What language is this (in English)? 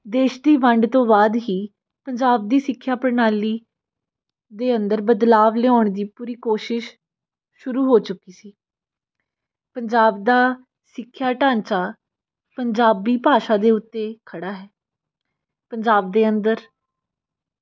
Punjabi